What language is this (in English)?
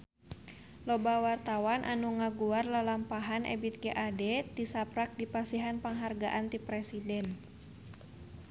Sundanese